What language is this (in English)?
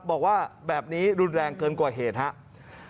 Thai